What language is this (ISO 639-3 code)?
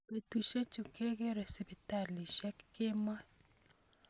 kln